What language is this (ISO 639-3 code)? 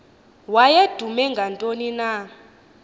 xho